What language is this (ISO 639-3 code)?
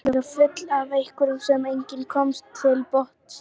isl